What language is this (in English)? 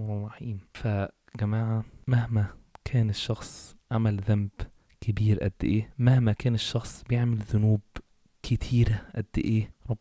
Arabic